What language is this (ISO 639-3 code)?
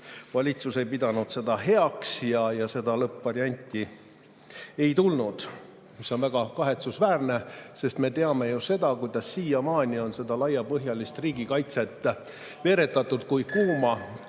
est